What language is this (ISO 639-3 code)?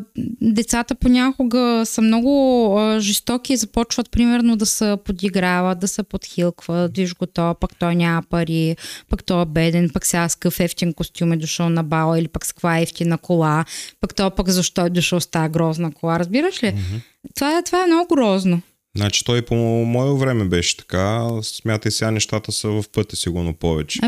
bul